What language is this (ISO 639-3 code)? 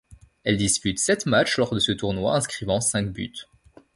fra